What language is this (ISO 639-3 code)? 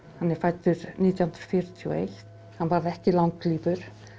isl